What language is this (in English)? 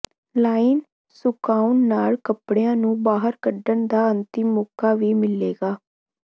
Punjabi